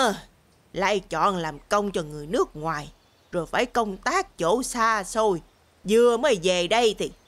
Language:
Vietnamese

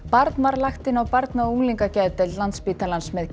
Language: Icelandic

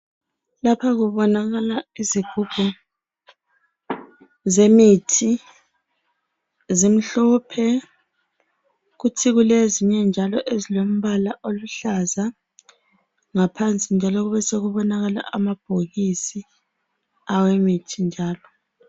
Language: North Ndebele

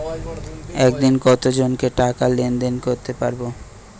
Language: Bangla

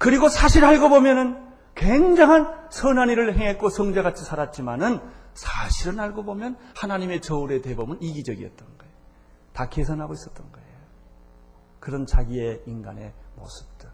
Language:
Korean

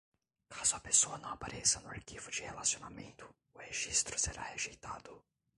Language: Portuguese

